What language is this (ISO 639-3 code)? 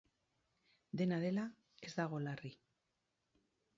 eus